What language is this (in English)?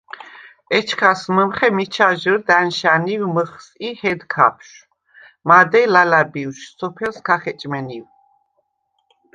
Svan